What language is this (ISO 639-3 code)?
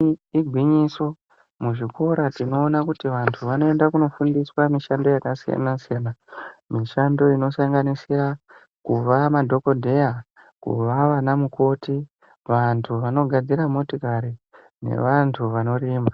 ndc